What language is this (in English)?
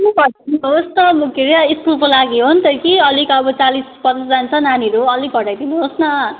Nepali